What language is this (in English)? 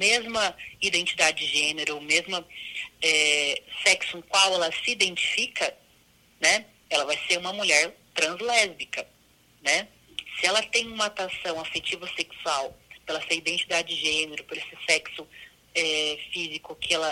Portuguese